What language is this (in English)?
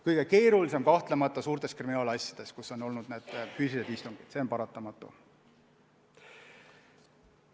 Estonian